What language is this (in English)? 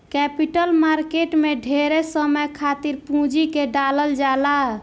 Bhojpuri